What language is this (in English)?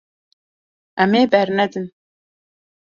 Kurdish